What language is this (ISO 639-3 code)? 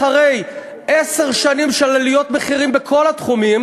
heb